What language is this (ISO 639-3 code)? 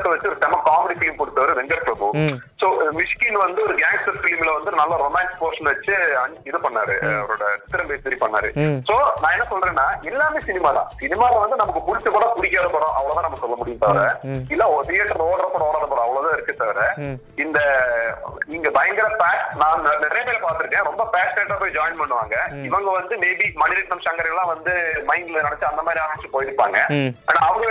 tam